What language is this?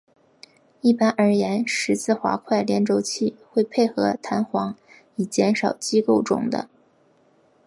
Chinese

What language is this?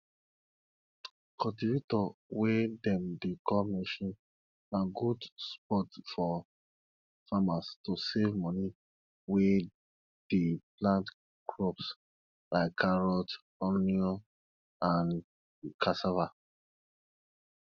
Nigerian Pidgin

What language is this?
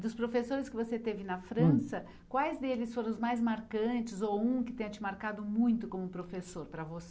Portuguese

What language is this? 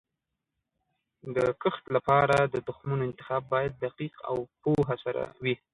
Pashto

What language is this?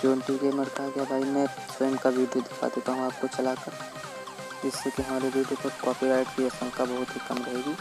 Hindi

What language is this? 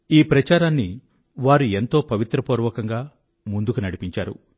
Telugu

